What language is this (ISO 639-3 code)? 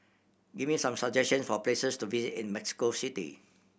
eng